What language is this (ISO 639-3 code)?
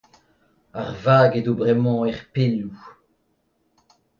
bre